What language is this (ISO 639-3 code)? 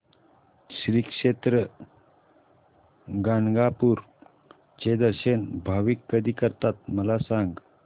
mar